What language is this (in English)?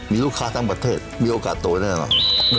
Thai